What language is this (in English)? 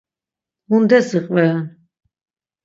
Laz